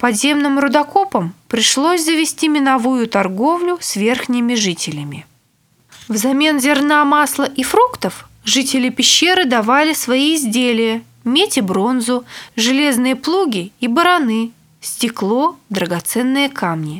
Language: Russian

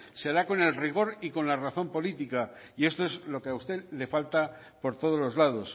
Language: Spanish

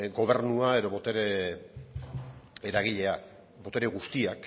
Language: Basque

